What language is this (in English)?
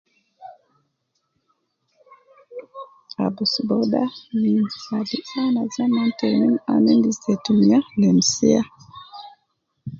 Nubi